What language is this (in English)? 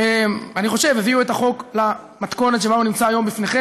Hebrew